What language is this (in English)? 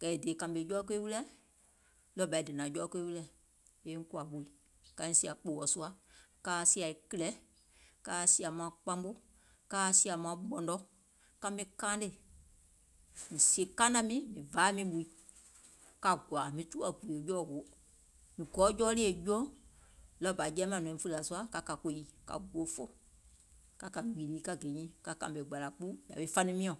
Gola